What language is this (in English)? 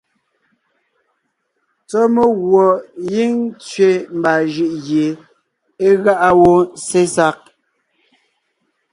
Ngiemboon